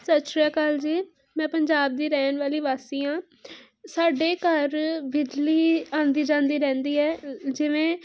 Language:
Punjabi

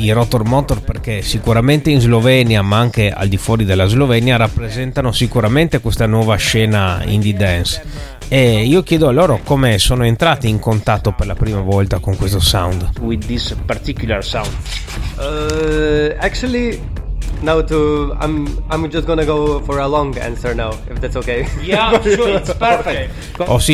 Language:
Italian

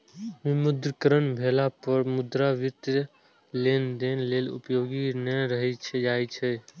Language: Maithili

